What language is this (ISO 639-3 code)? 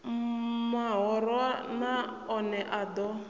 ven